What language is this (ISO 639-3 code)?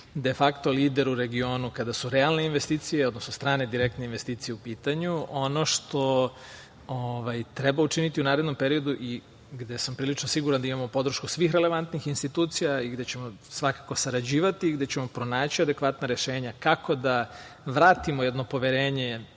srp